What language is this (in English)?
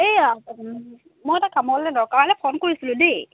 Assamese